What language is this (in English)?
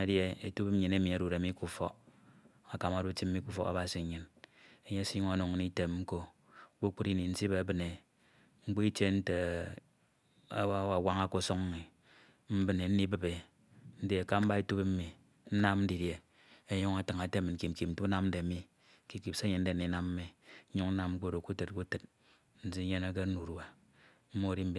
Ito